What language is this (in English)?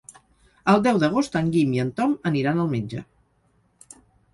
Catalan